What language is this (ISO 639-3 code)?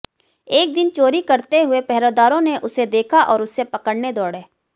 hin